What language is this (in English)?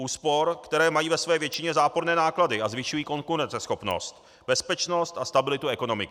Czech